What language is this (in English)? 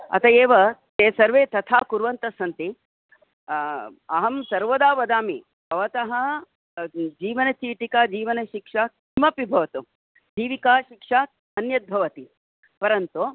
Sanskrit